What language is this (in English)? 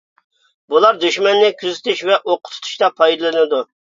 Uyghur